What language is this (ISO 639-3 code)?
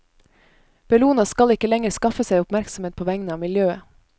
nor